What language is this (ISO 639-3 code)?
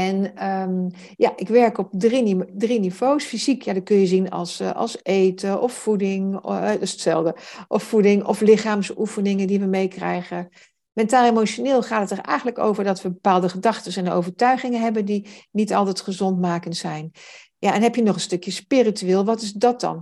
nld